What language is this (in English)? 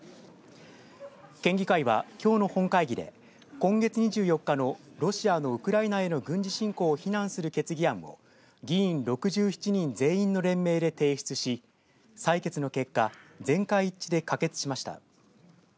Japanese